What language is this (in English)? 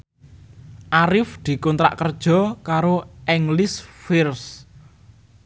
Javanese